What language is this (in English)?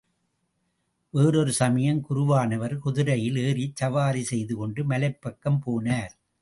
Tamil